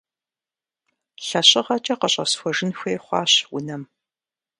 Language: Kabardian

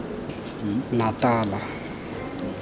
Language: Tswana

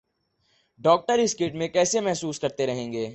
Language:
Urdu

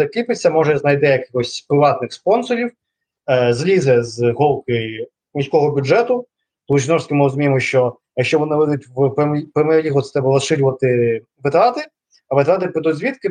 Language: Ukrainian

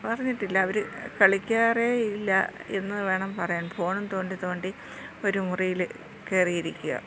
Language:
Malayalam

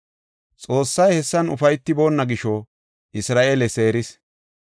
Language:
Gofa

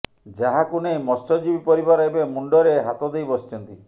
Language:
Odia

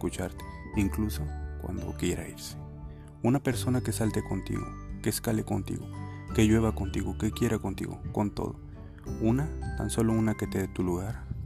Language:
Spanish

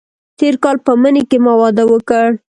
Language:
Pashto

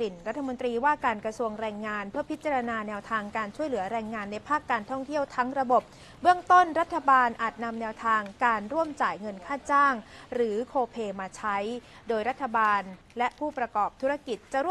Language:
Thai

